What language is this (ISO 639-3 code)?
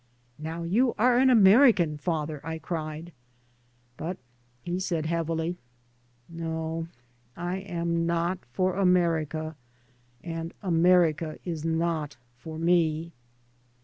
eng